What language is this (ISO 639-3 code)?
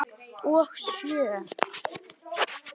isl